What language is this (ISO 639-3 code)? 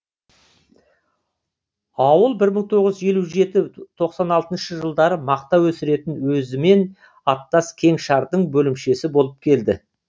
kaz